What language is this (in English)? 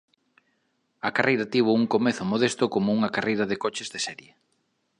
Galician